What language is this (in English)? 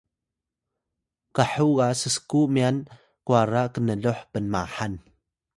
Atayal